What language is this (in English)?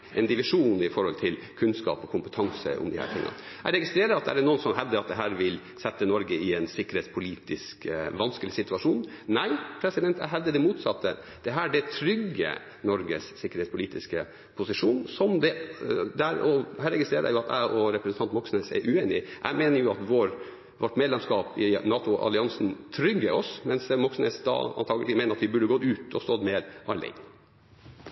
Norwegian